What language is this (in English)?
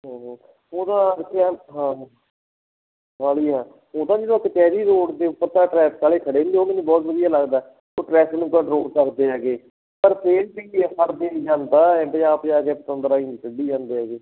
Punjabi